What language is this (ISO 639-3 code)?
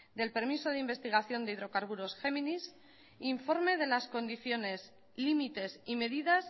spa